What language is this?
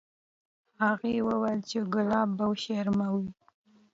Pashto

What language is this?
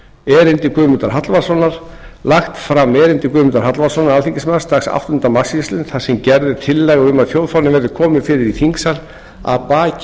Icelandic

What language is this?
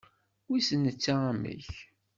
Kabyle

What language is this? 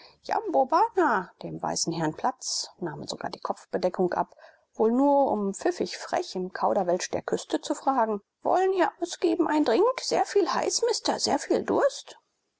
German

